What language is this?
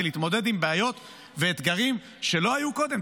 Hebrew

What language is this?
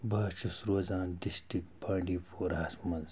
Kashmiri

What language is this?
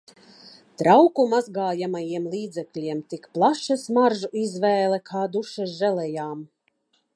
Latvian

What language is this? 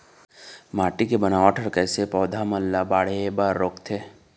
Chhattisgarhi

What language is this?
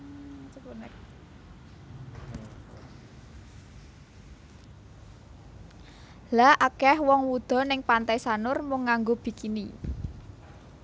Javanese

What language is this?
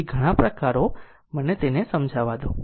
Gujarati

